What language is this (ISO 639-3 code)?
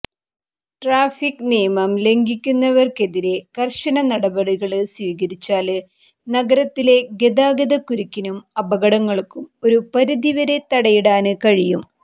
mal